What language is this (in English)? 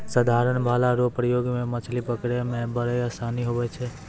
Maithili